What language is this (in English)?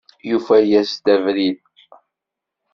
Kabyle